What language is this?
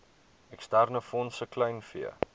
Afrikaans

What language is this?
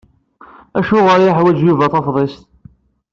Kabyle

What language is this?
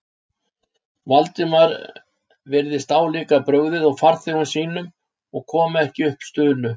Icelandic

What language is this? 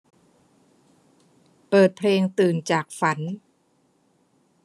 Thai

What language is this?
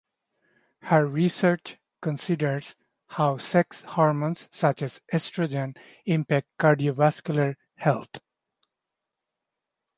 English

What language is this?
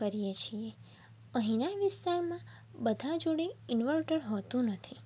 Gujarati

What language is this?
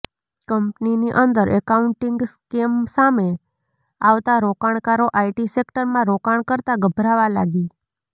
Gujarati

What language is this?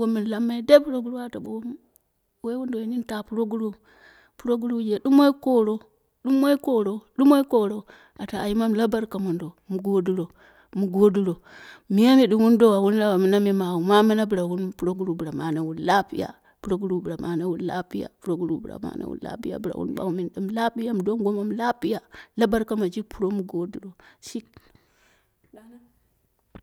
Dera (Nigeria)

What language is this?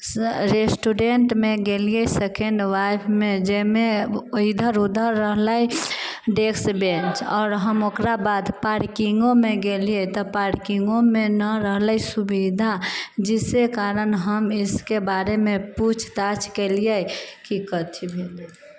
Maithili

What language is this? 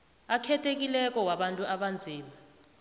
South Ndebele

